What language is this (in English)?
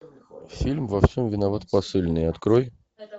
Russian